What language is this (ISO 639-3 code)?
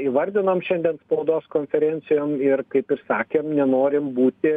lit